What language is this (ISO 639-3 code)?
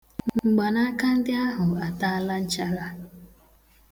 ibo